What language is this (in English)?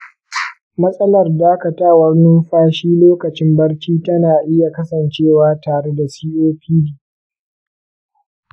Hausa